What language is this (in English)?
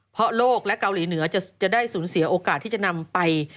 Thai